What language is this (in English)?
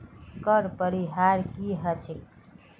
Magahi